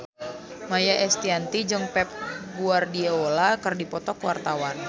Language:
Sundanese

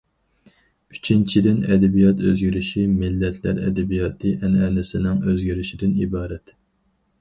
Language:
Uyghur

